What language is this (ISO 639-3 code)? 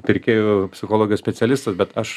lit